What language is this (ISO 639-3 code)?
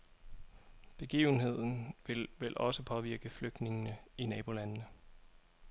dan